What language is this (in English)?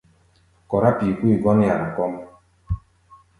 Gbaya